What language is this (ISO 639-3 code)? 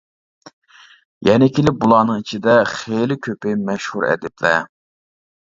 uig